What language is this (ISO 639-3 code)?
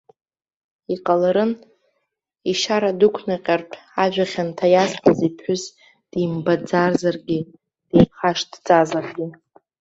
abk